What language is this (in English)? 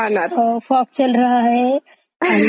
Marathi